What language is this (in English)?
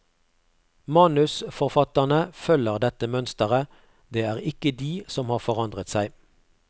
Norwegian